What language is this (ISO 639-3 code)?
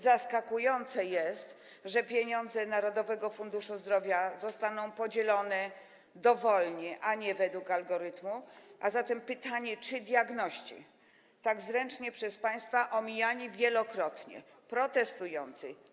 pol